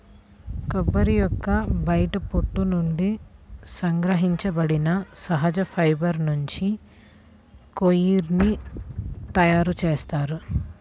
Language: Telugu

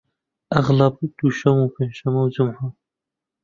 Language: Central Kurdish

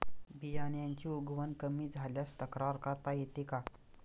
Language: Marathi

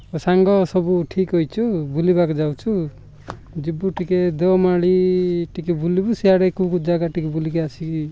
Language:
Odia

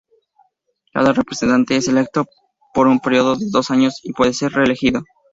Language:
Spanish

